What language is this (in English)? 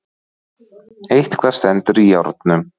Icelandic